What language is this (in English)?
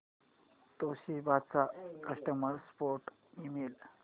Marathi